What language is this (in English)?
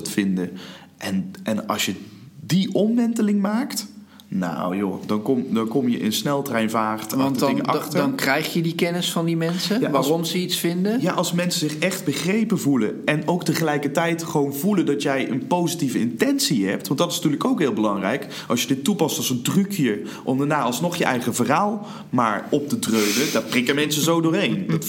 Dutch